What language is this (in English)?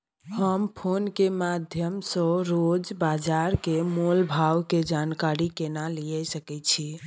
Maithili